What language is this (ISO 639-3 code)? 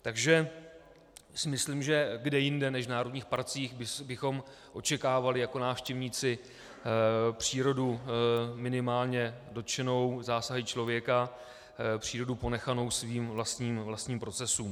ces